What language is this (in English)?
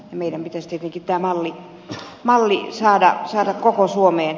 Finnish